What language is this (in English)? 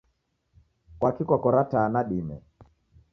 Taita